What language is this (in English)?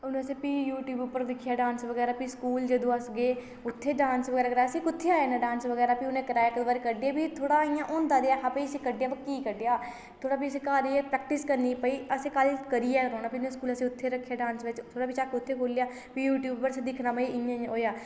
Dogri